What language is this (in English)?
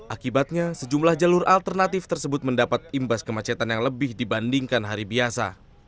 Indonesian